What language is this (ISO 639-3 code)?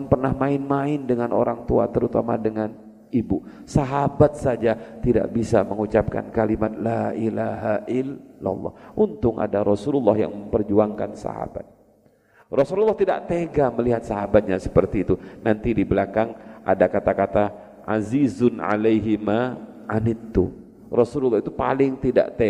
ind